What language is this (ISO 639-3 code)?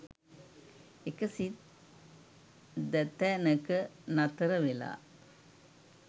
sin